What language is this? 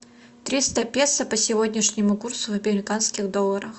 Russian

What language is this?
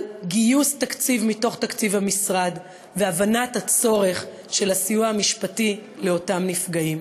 Hebrew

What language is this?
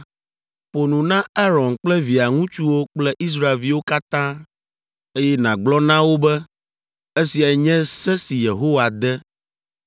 Ewe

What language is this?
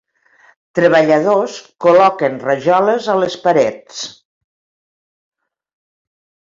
Catalan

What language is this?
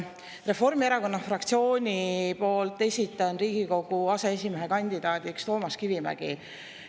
Estonian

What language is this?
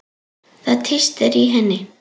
Icelandic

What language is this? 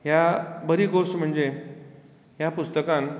Konkani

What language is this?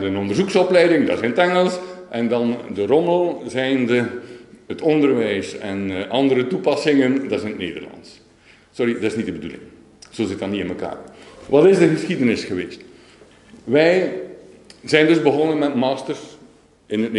Dutch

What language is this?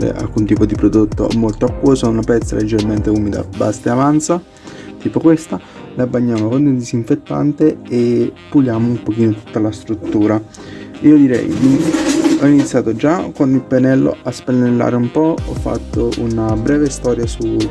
Italian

